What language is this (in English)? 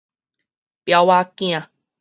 Min Nan Chinese